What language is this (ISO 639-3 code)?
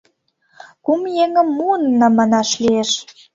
chm